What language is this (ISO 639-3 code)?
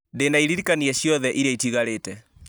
kik